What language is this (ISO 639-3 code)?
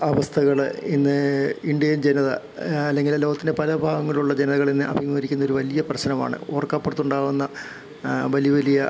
mal